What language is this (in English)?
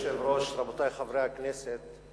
Hebrew